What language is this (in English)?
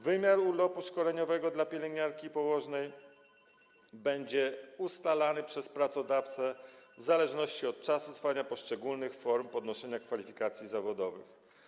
Polish